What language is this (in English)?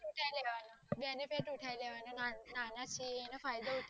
Gujarati